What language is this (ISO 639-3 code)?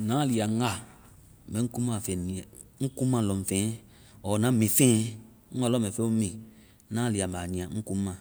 vai